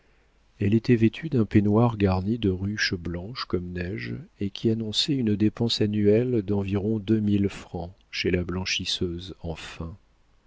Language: French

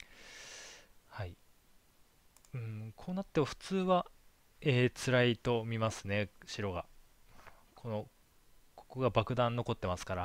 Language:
Japanese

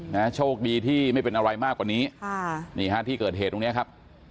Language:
Thai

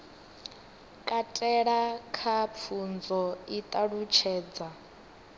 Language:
Venda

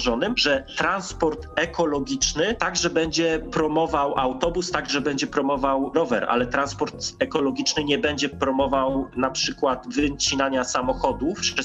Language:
Polish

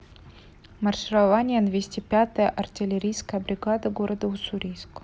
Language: Russian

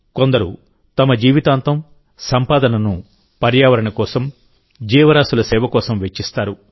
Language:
Telugu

